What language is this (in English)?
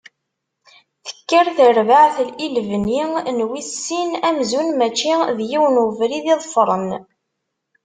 Kabyle